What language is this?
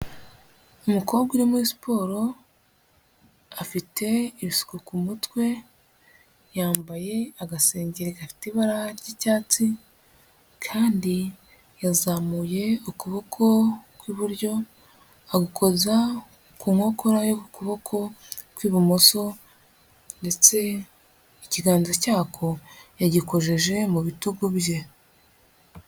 Kinyarwanda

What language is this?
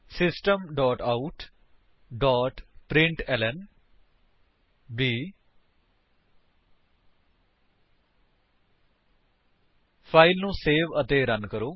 Punjabi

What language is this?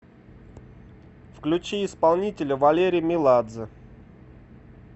Russian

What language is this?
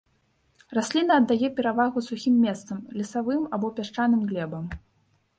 Belarusian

